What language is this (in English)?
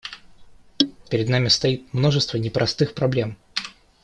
Russian